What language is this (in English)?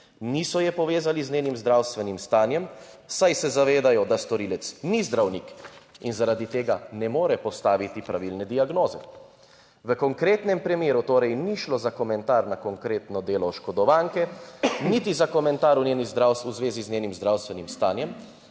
Slovenian